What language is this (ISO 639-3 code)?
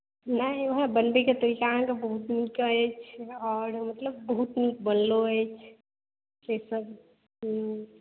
mai